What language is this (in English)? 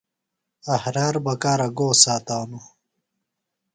Phalura